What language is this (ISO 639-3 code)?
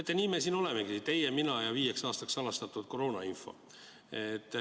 est